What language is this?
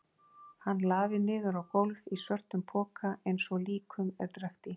Icelandic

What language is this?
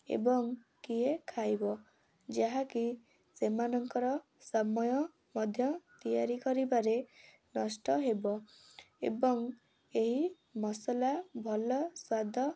Odia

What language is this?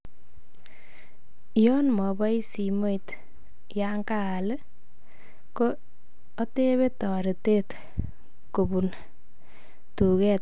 Kalenjin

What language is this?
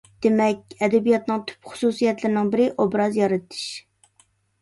Uyghur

